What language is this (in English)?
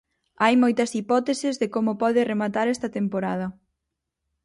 Galician